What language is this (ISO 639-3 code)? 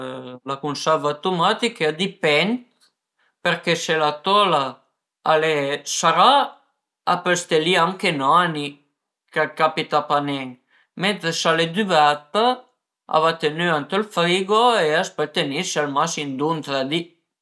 pms